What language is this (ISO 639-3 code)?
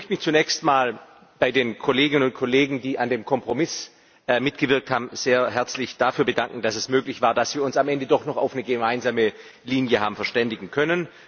deu